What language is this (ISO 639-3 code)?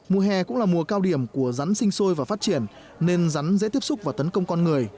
vie